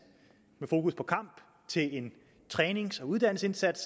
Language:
Danish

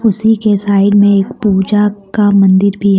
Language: Hindi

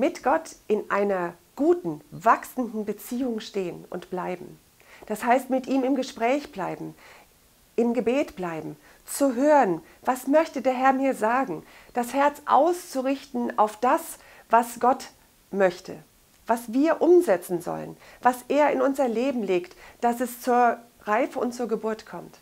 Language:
German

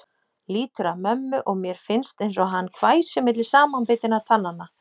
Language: Icelandic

